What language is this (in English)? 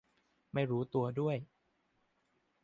Thai